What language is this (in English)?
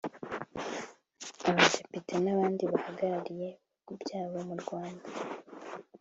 Kinyarwanda